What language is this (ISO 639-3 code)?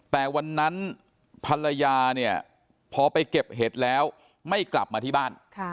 tha